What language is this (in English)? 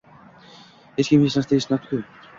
Uzbek